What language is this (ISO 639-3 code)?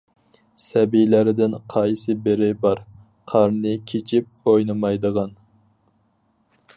uig